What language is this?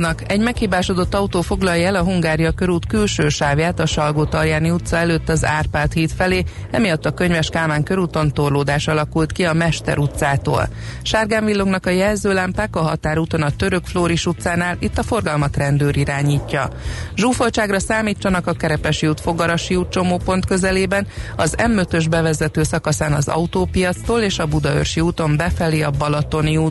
Hungarian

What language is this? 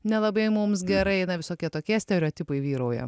Lithuanian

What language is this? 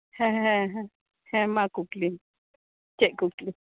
Santali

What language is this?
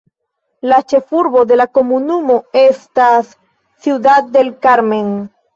Esperanto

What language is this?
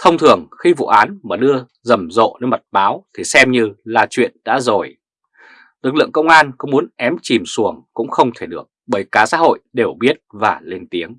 Vietnamese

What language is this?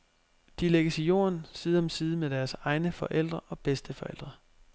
Danish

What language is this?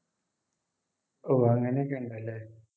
Malayalam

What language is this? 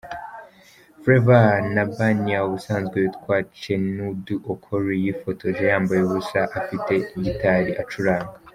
Kinyarwanda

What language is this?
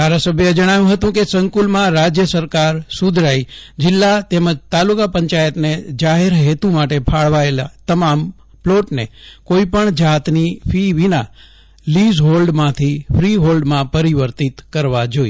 Gujarati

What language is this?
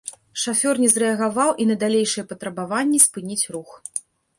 Belarusian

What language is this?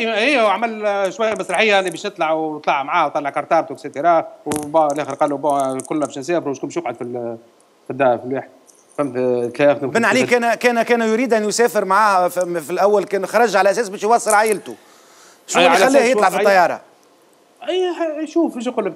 Arabic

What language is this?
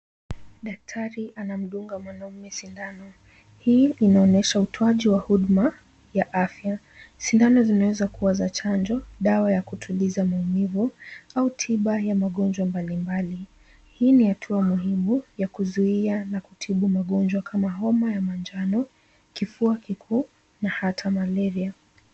Swahili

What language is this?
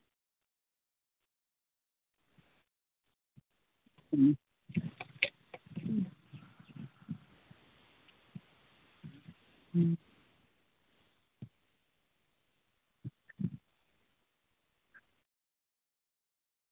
Santali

